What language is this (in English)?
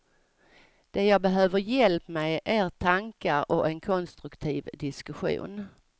Swedish